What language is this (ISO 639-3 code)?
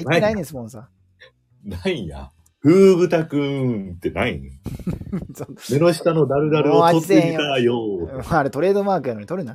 jpn